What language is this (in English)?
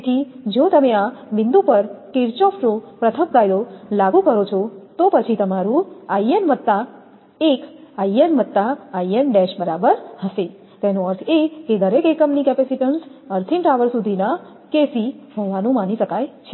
Gujarati